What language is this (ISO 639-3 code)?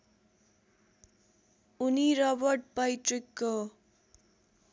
nep